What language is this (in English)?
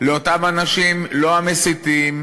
Hebrew